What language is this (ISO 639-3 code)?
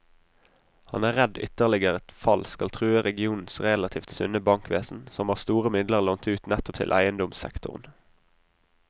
nor